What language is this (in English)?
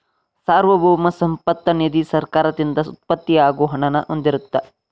Kannada